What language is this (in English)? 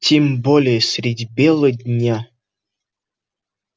Russian